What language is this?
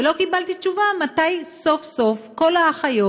Hebrew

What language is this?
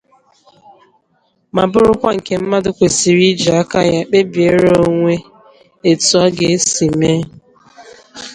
Igbo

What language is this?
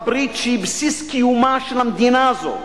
Hebrew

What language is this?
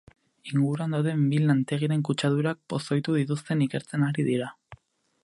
Basque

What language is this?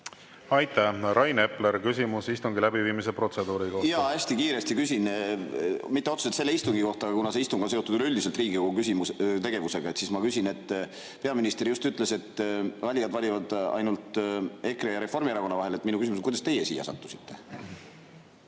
Estonian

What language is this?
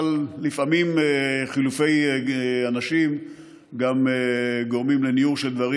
Hebrew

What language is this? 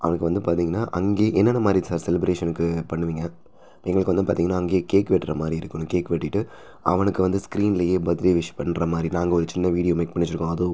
Tamil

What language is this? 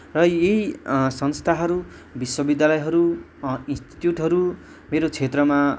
Nepali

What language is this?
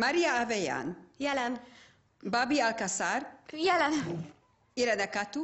Hungarian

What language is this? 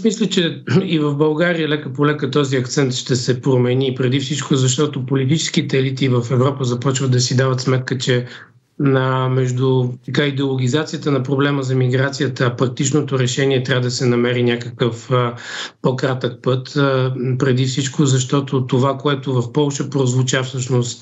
Bulgarian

